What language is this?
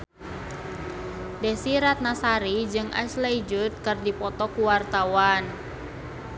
Sundanese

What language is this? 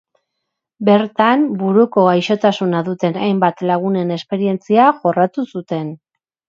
Basque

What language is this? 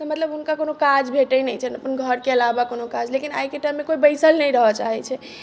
Maithili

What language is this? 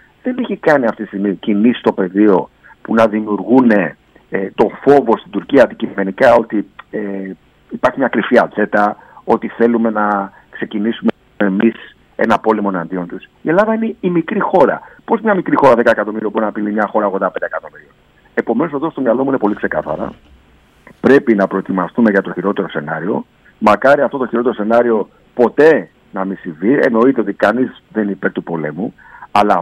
Greek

